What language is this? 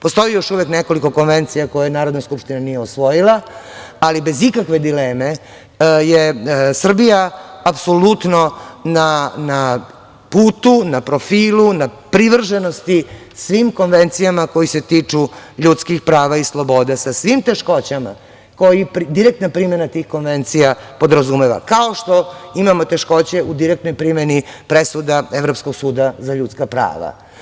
Serbian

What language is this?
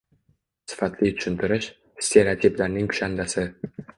Uzbek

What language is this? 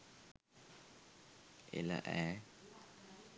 Sinhala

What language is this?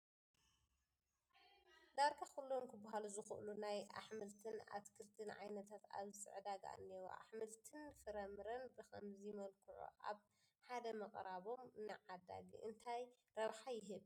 Tigrinya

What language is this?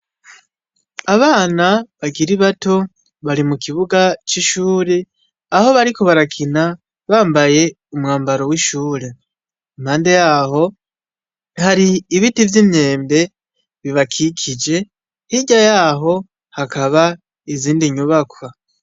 Rundi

